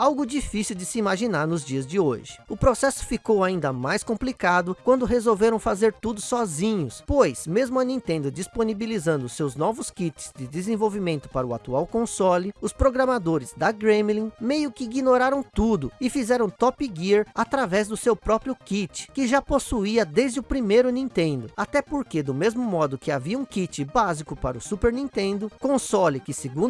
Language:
Portuguese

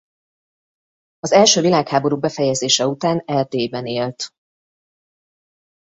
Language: Hungarian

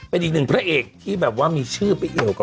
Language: Thai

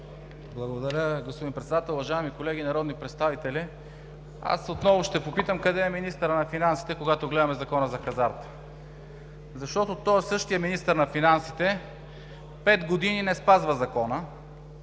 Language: Bulgarian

